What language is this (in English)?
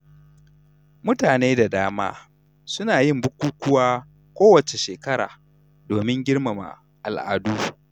Hausa